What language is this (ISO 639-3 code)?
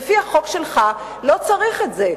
heb